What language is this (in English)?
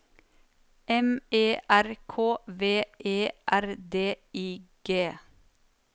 Norwegian